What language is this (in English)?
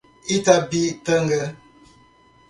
Portuguese